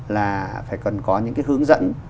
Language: Vietnamese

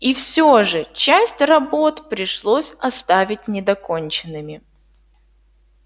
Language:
Russian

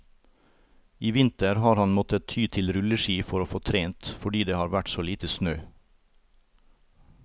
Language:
Norwegian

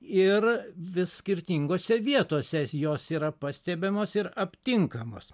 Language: Lithuanian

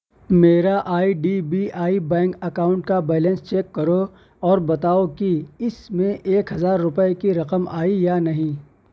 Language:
Urdu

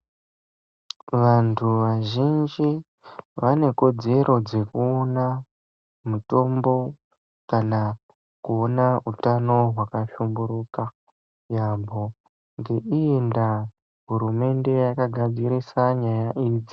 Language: Ndau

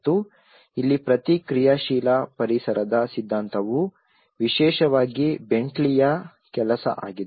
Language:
Kannada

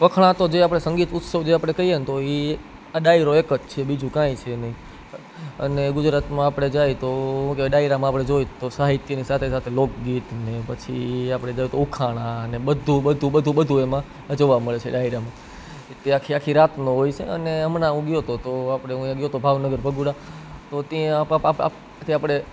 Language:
Gujarati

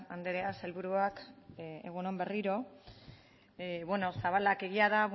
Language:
Basque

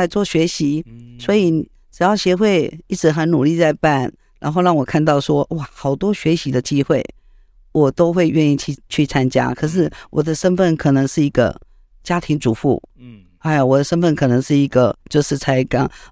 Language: Chinese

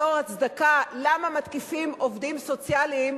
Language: Hebrew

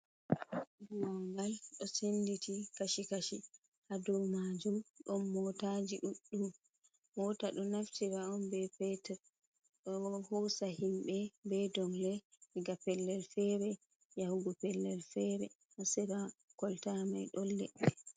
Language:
Fula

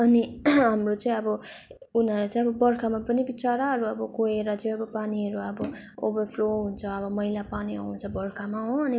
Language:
Nepali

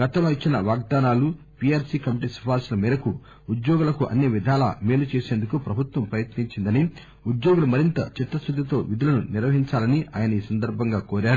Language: Telugu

